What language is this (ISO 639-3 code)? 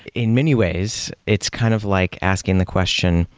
eng